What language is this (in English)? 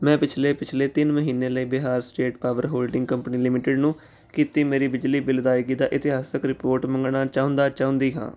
Punjabi